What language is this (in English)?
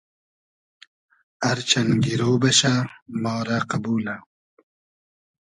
Hazaragi